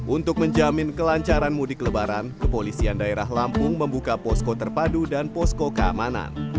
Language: Indonesian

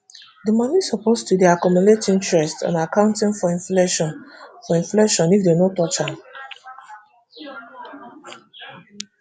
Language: Nigerian Pidgin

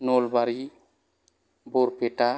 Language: Bodo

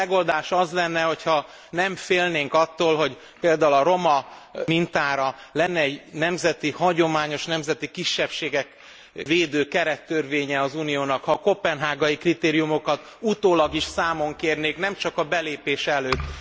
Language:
Hungarian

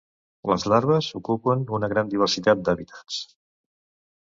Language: Catalan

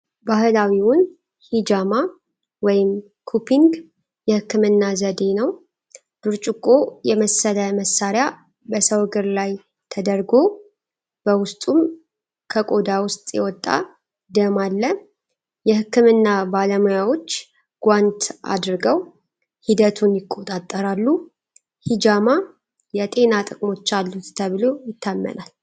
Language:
Amharic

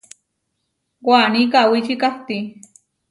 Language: Huarijio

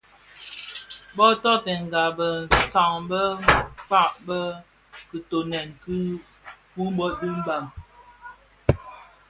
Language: Bafia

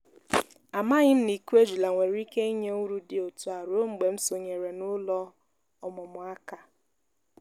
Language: Igbo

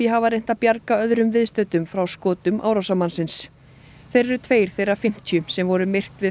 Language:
Icelandic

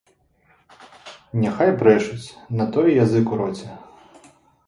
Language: Belarusian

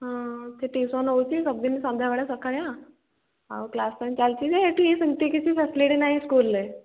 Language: Odia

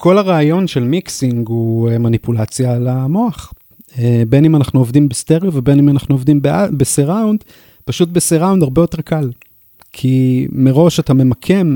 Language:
Hebrew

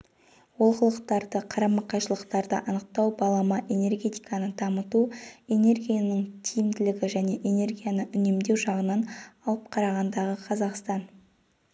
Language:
Kazakh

